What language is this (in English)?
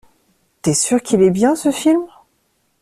French